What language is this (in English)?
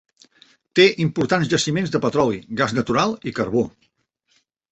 Catalan